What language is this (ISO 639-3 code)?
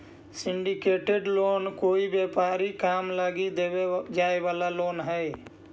mag